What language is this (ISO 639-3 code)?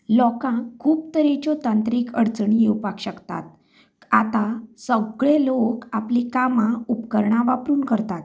kok